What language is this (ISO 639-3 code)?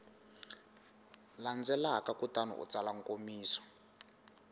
tso